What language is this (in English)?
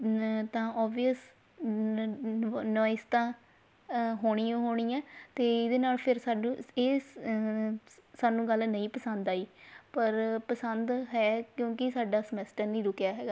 Punjabi